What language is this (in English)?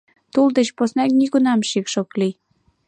Mari